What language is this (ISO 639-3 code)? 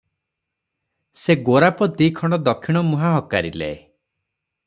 ori